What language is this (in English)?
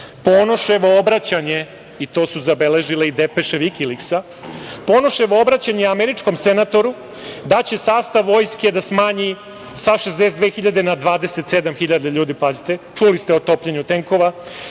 Serbian